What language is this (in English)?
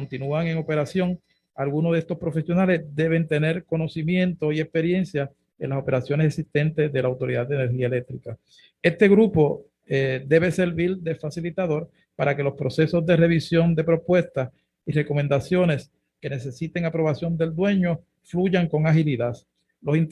Spanish